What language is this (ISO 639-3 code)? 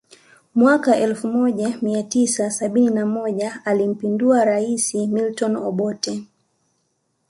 swa